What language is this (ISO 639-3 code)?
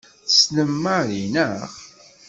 kab